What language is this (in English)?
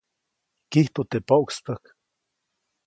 Copainalá Zoque